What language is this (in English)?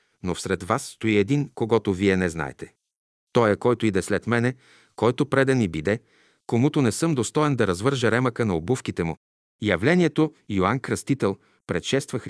Bulgarian